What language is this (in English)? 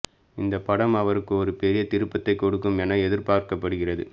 Tamil